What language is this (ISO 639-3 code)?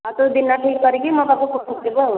ori